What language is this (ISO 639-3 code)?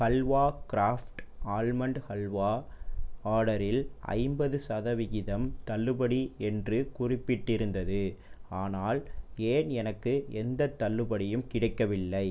tam